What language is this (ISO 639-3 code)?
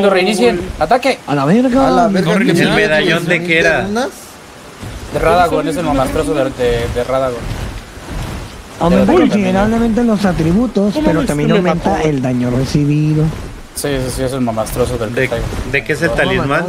spa